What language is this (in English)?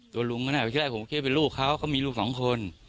Thai